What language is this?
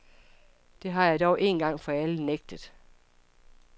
Danish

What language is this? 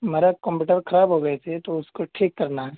Urdu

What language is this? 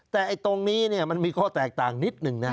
Thai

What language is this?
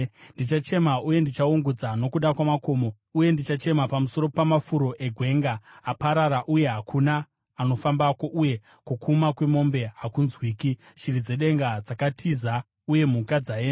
Shona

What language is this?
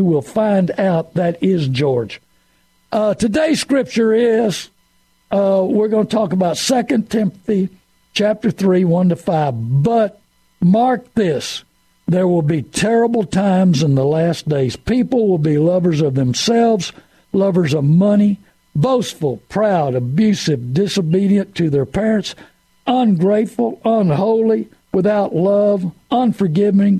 English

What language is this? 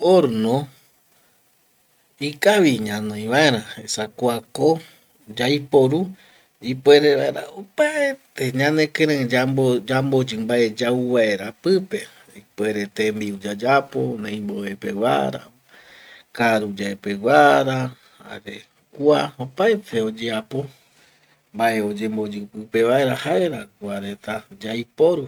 Eastern Bolivian Guaraní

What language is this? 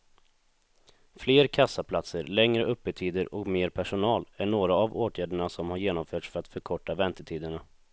Swedish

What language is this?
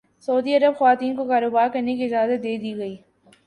Urdu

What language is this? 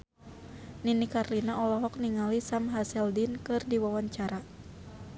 Sundanese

